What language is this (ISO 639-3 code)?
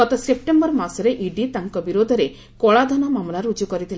ori